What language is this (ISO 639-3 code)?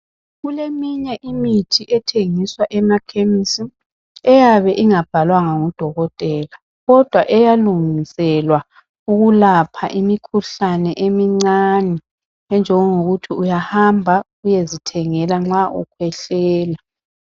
nde